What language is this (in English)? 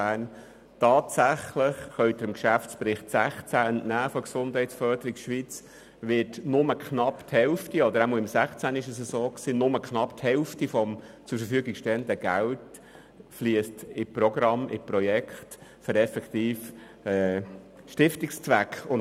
Swiss German